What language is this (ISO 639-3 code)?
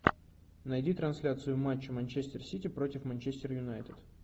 rus